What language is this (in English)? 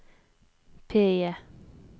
Norwegian